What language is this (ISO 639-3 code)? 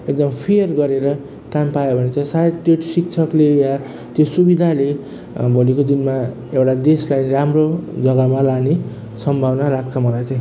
nep